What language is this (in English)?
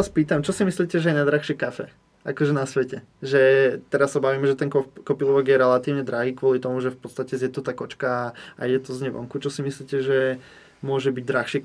Czech